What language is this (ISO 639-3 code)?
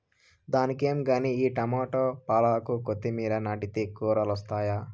tel